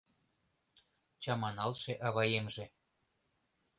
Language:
Mari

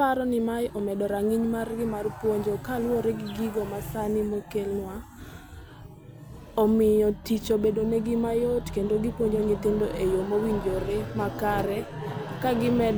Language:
Luo (Kenya and Tanzania)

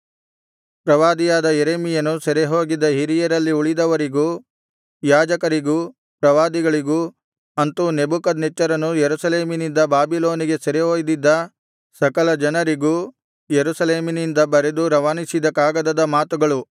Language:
Kannada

